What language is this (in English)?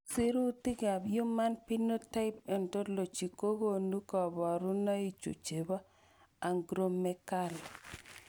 Kalenjin